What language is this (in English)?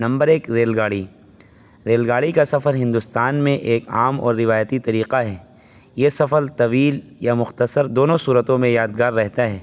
Urdu